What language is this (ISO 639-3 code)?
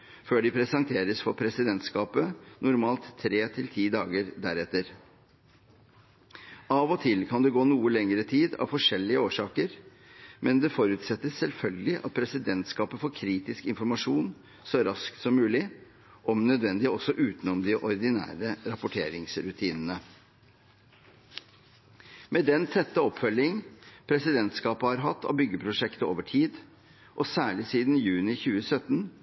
nob